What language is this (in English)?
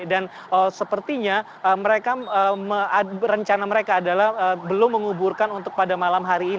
Indonesian